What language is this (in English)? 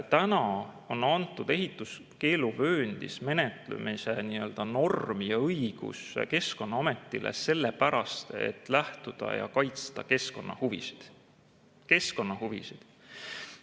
Estonian